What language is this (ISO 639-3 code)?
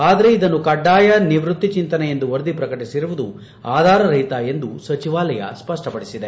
kan